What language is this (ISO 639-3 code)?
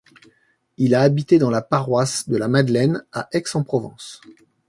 fra